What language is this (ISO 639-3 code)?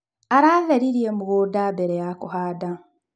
kik